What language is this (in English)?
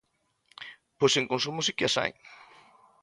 Galician